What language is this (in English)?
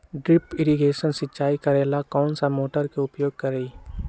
Magahi